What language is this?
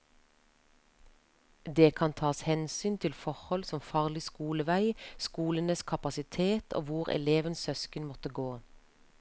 Norwegian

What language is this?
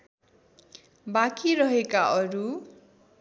Nepali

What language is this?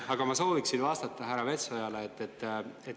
Estonian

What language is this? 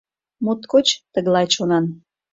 Mari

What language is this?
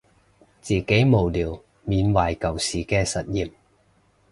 Cantonese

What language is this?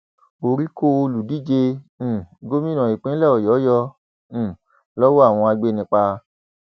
Yoruba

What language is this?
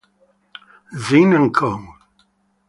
Italian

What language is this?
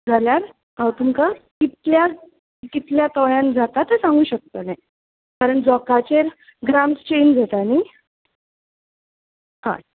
Konkani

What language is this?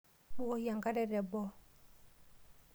Masai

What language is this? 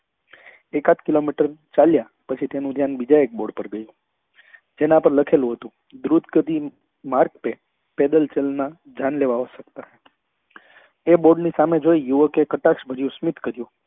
Gujarati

